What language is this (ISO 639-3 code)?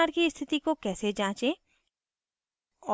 hin